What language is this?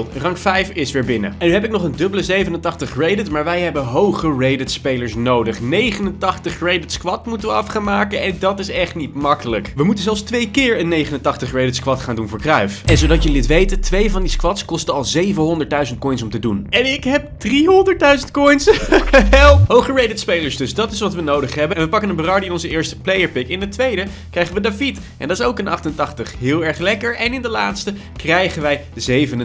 Dutch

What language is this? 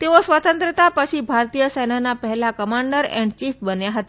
Gujarati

